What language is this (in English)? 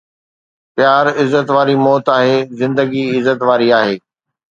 Sindhi